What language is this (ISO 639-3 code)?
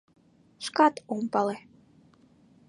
chm